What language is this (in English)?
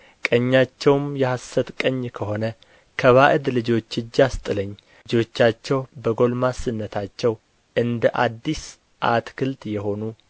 Amharic